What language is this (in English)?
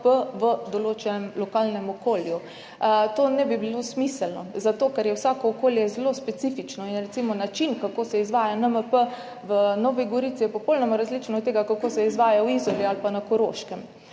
Slovenian